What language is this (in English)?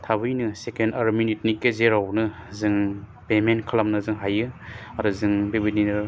Bodo